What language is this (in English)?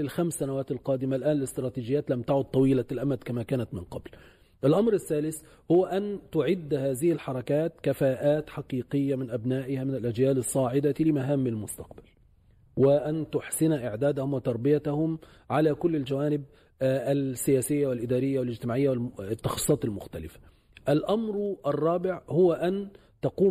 Arabic